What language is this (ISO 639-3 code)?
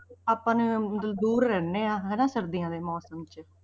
pan